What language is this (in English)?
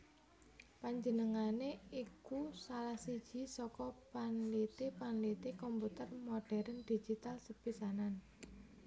Javanese